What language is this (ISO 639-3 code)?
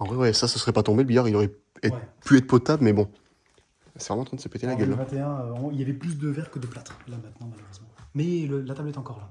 fra